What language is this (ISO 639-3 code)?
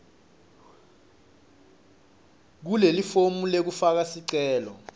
ssw